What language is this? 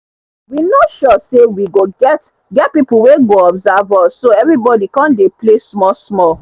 Nigerian Pidgin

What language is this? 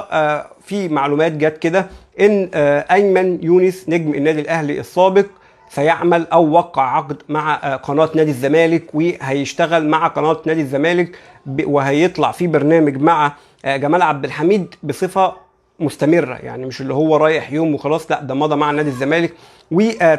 Arabic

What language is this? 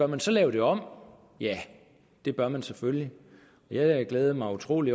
Danish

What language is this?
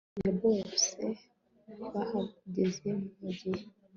Kinyarwanda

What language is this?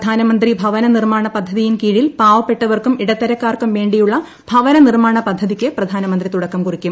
Malayalam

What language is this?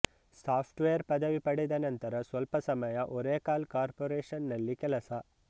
Kannada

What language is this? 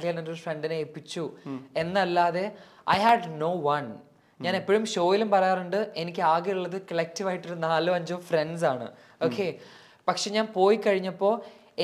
Malayalam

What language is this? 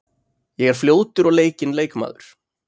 Icelandic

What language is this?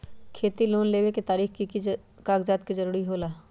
Magahi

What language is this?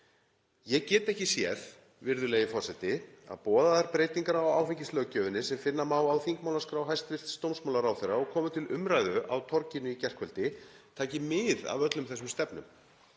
Icelandic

